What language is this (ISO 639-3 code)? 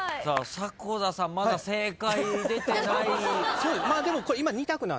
jpn